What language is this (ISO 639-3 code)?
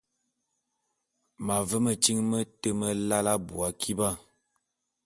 bum